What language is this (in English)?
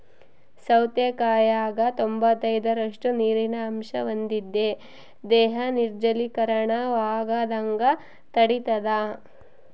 Kannada